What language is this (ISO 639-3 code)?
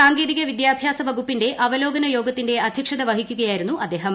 mal